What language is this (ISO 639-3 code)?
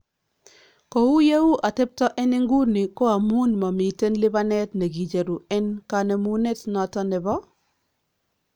kln